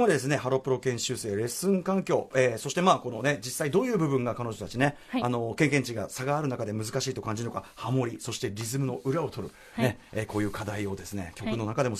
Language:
Japanese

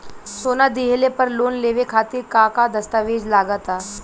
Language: Bhojpuri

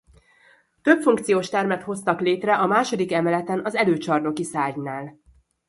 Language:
Hungarian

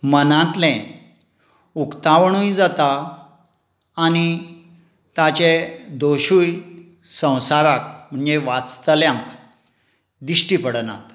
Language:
Konkani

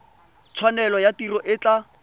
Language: Tswana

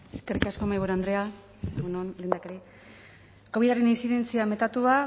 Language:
Basque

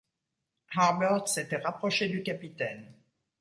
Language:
French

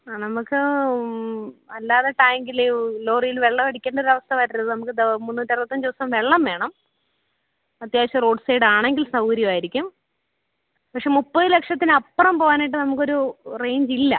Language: Malayalam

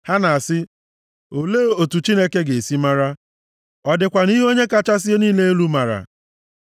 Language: Igbo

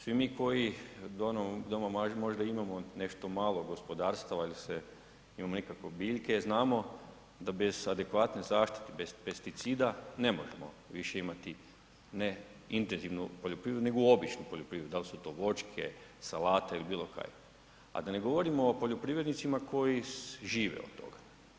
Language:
Croatian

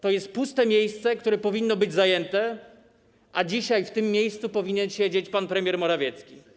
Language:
Polish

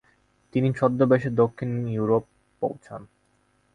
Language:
Bangla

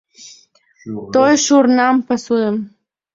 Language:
Mari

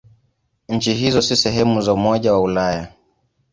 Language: Swahili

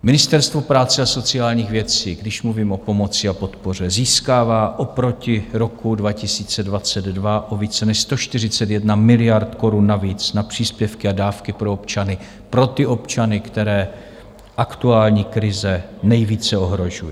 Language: Czech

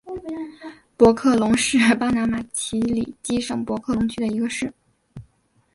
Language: Chinese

